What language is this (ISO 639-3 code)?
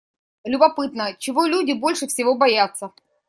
rus